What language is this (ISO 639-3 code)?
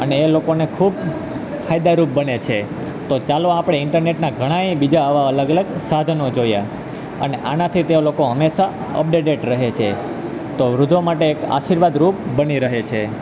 guj